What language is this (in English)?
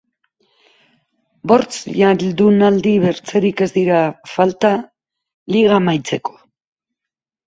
Basque